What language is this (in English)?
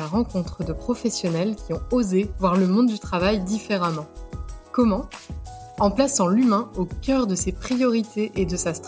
French